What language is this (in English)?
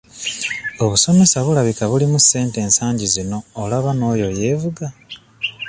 Ganda